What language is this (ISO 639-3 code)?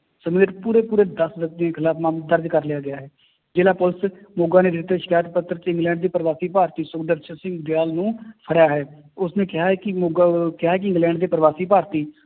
pan